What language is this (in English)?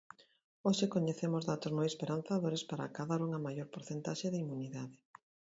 Galician